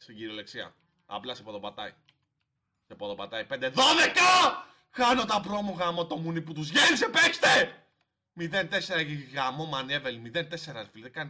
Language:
Greek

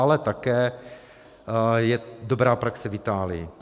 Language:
Czech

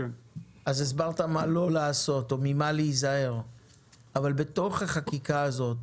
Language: Hebrew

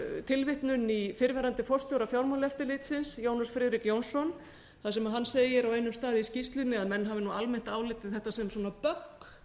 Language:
Icelandic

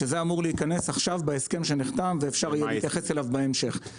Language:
Hebrew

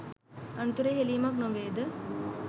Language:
Sinhala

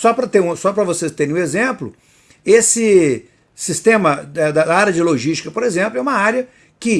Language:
Portuguese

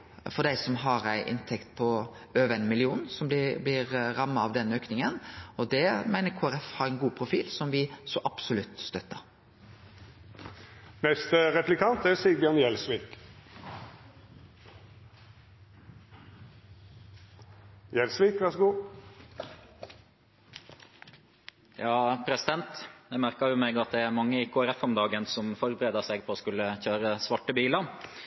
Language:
Norwegian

